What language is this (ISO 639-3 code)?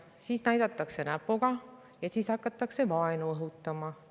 est